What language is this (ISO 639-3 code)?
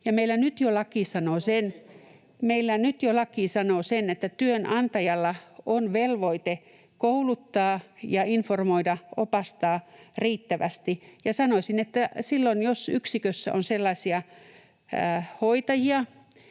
fin